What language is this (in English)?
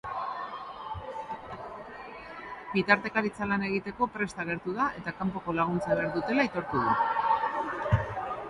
Basque